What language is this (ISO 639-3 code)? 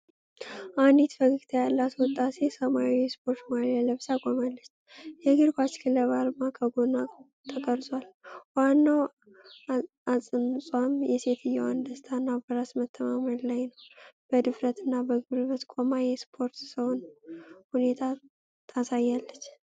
amh